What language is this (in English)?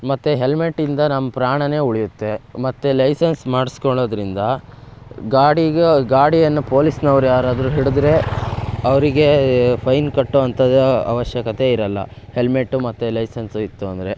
Kannada